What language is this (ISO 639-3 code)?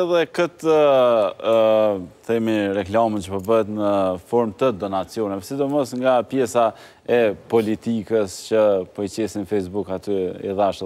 ron